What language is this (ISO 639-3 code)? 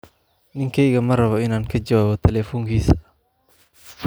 som